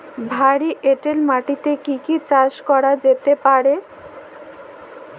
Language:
Bangla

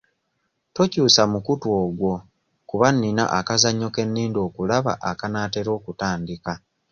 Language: Ganda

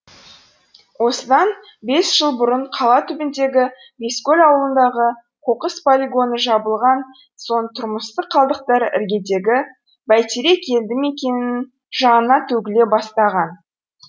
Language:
Kazakh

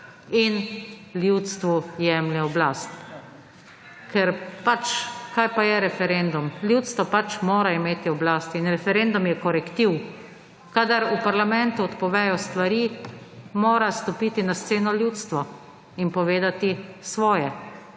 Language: Slovenian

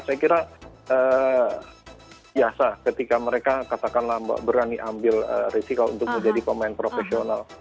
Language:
Indonesian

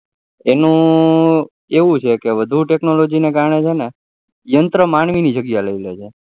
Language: Gujarati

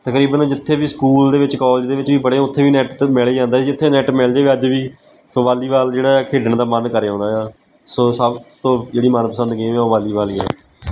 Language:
Punjabi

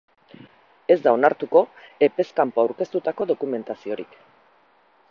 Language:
Basque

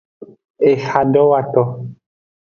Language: Aja (Benin)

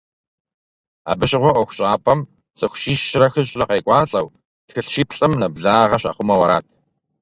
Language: Kabardian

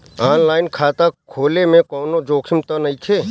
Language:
Bhojpuri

